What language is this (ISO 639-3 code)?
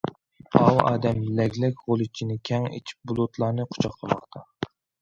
uig